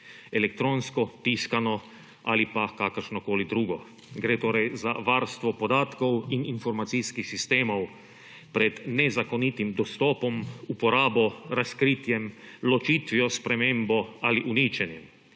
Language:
Slovenian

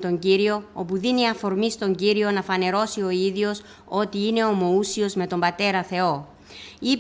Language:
Greek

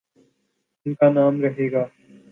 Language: Urdu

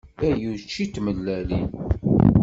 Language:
Kabyle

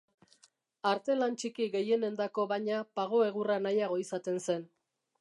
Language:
Basque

